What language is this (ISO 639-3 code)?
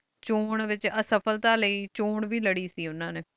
pan